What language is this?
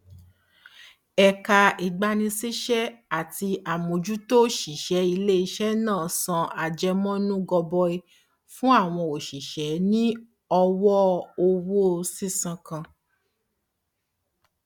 Yoruba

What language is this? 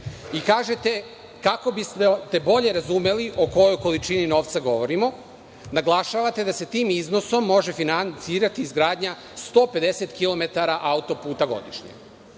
Serbian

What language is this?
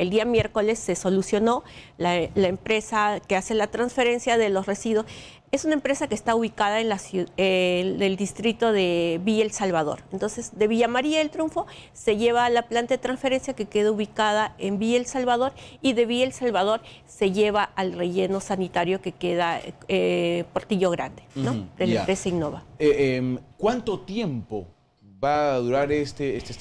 Spanish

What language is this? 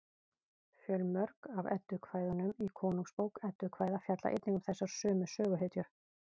Icelandic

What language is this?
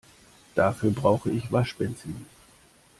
German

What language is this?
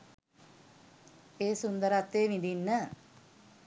Sinhala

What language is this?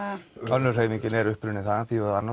Icelandic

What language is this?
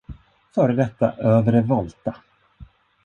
Swedish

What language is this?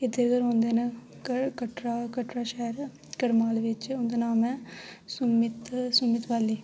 Dogri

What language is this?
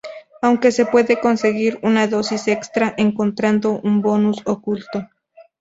Spanish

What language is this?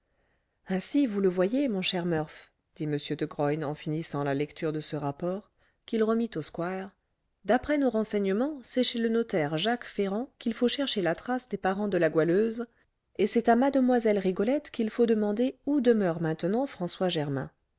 French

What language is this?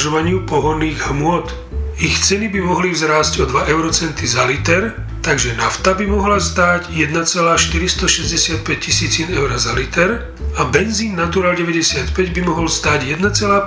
Slovak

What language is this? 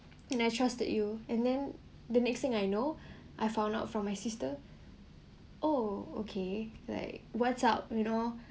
English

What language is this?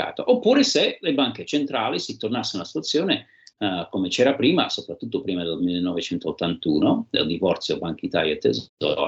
Italian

